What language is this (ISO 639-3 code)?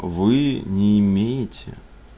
rus